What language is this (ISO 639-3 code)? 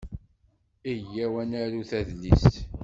kab